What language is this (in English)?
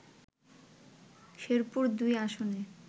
Bangla